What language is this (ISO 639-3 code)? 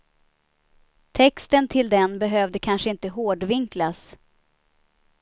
swe